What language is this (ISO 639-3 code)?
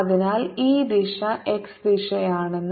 mal